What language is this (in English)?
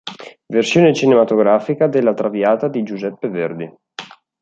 Italian